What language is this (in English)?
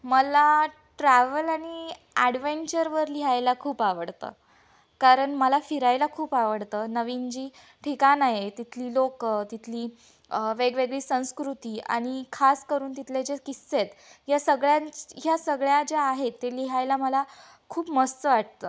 Marathi